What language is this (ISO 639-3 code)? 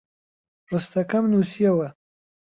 ckb